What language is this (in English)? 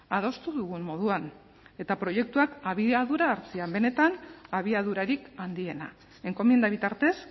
Basque